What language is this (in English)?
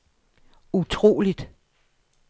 Danish